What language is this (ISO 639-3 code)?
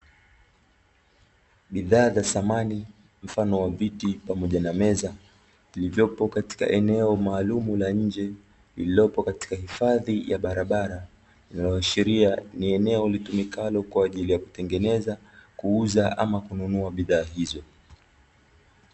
swa